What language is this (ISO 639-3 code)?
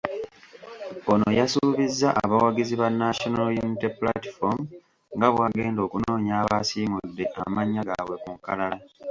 lug